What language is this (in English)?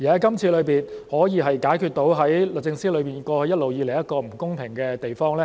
Cantonese